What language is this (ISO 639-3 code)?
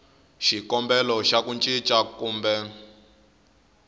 tso